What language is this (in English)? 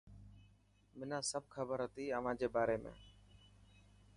Dhatki